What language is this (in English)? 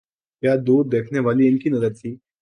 Urdu